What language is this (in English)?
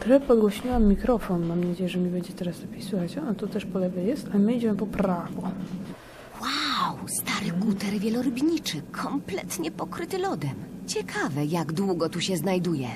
Polish